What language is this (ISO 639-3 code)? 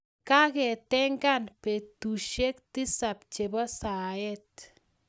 kln